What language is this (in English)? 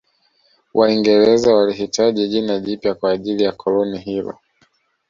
Swahili